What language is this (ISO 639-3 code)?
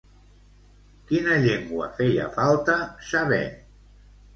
cat